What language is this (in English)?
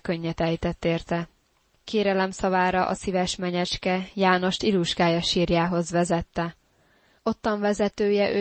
Hungarian